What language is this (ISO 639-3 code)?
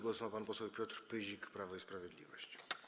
pol